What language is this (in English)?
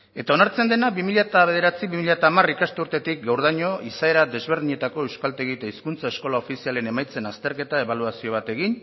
Basque